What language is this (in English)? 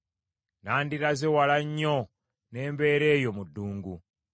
Ganda